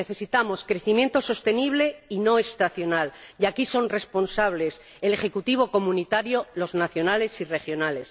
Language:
Spanish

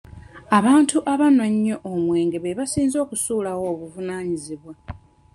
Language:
Ganda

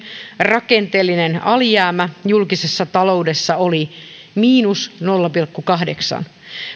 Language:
Finnish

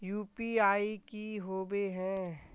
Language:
Magahi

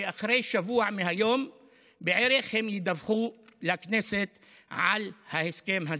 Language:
Hebrew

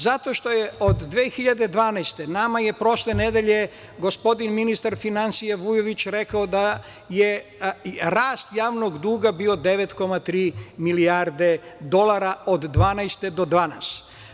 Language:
Serbian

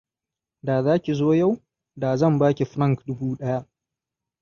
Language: Hausa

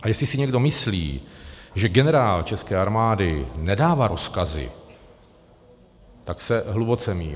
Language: Czech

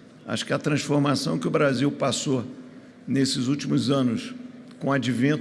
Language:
Portuguese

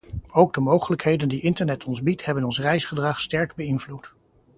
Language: Dutch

